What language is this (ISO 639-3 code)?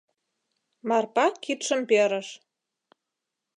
chm